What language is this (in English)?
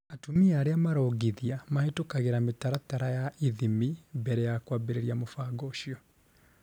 Kikuyu